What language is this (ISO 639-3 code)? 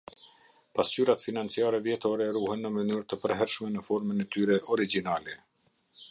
sqi